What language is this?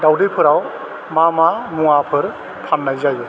Bodo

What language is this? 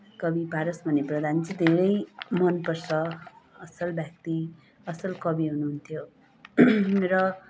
Nepali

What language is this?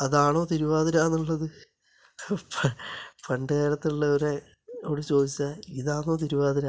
Malayalam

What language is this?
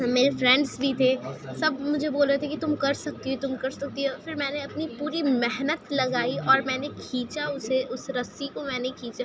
Urdu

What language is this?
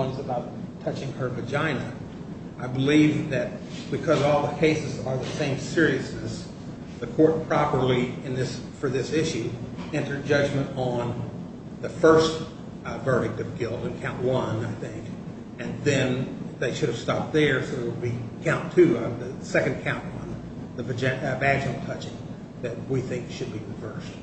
English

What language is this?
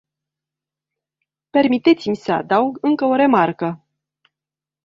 Romanian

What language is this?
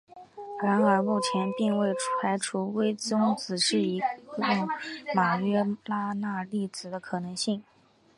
Chinese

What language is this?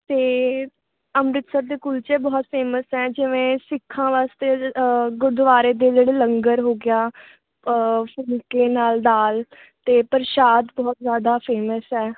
Punjabi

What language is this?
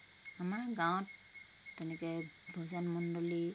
Assamese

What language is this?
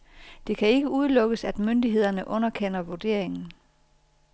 Danish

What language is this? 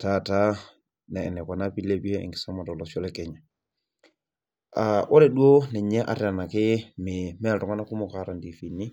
Masai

